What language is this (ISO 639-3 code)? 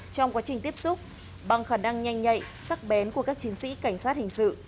vie